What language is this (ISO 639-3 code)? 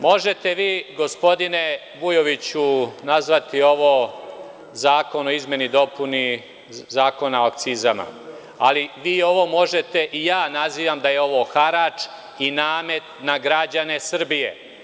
srp